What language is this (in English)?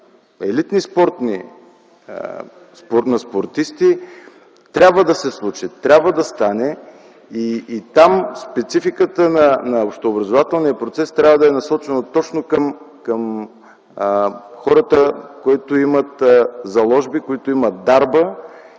Bulgarian